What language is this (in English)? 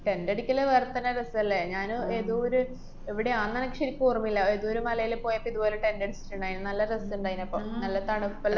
Malayalam